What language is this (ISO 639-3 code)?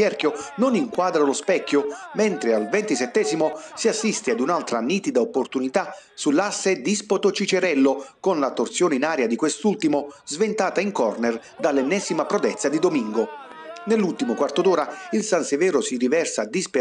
ita